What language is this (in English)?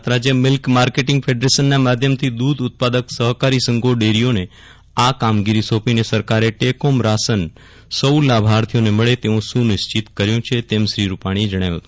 Gujarati